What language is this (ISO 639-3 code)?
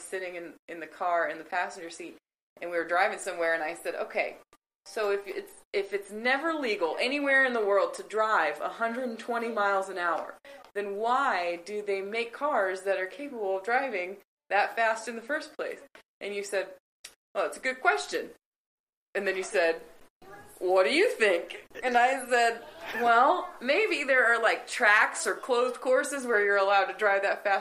eng